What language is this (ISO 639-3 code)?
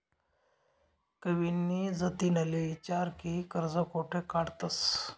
mar